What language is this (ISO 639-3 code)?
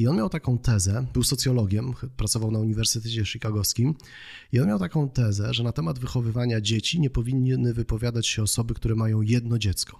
pol